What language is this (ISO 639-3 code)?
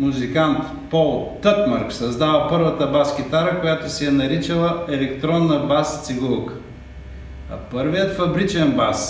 bul